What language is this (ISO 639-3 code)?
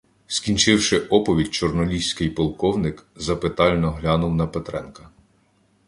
ukr